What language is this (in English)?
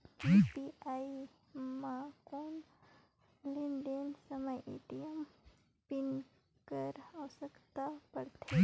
Chhattisgarhi